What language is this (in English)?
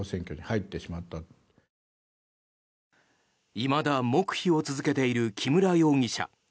Japanese